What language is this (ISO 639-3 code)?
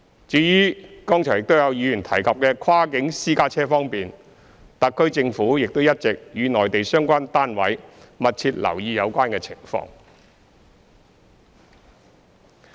yue